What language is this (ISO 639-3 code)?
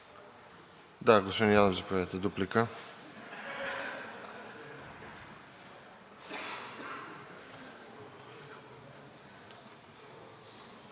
bul